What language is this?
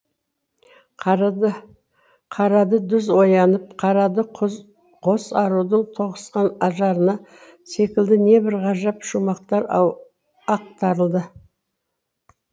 Kazakh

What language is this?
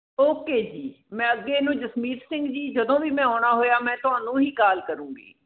Punjabi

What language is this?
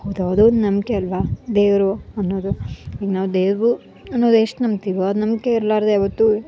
Kannada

